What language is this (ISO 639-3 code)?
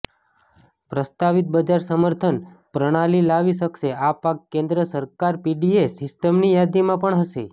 guj